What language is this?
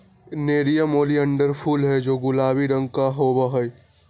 Magahi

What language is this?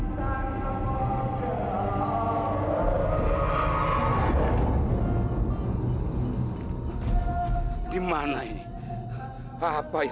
Indonesian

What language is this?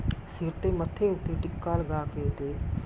Punjabi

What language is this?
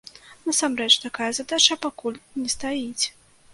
Belarusian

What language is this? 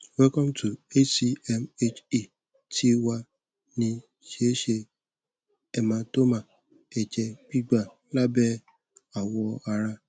Yoruba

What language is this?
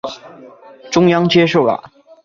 Chinese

